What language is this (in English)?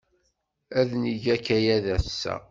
Kabyle